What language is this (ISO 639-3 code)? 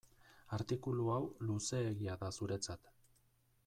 eus